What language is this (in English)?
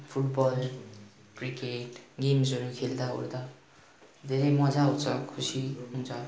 Nepali